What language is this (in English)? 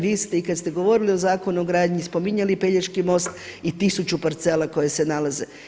Croatian